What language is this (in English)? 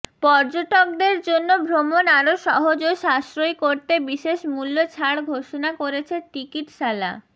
Bangla